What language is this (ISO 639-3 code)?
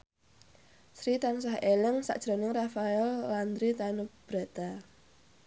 jav